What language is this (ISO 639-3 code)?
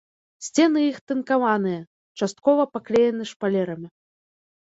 bel